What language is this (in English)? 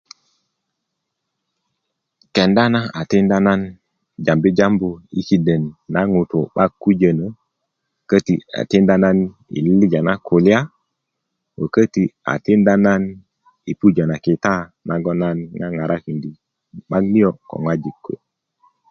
Kuku